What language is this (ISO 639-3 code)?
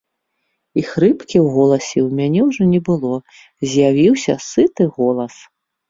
bel